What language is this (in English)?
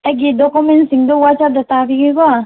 Manipuri